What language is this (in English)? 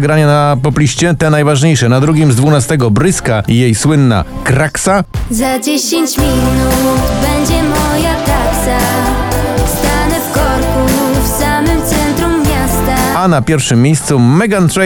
Polish